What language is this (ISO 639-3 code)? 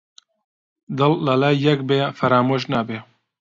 ckb